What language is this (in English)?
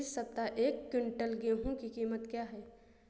Hindi